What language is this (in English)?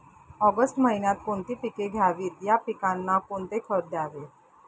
Marathi